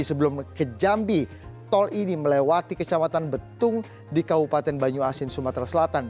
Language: Indonesian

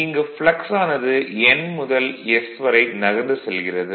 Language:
Tamil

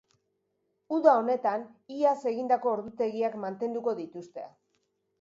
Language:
Basque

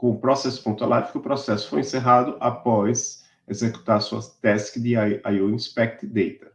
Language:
Portuguese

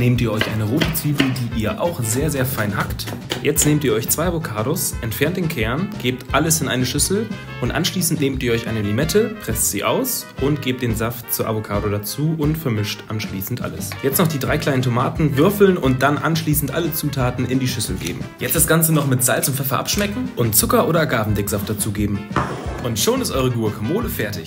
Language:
German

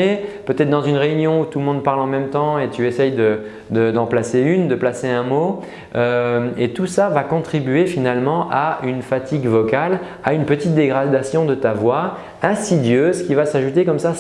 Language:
French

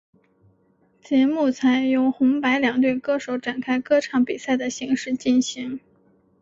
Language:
Chinese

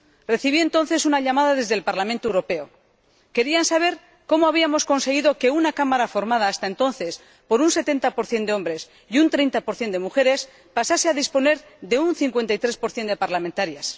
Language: Spanish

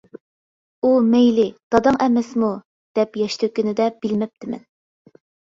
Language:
Uyghur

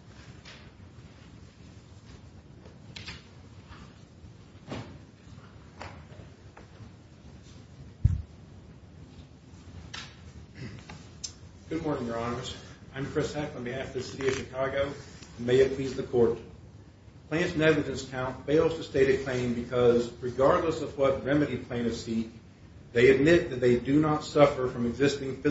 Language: English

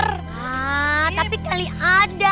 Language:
Indonesian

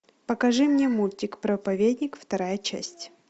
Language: Russian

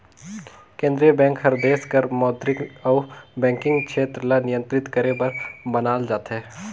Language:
Chhattisgarhi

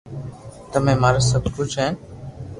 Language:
Loarki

